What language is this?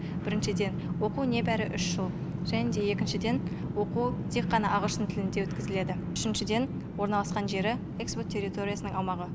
Kazakh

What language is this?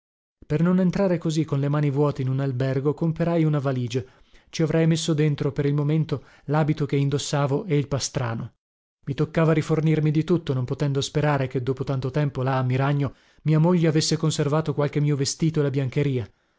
Italian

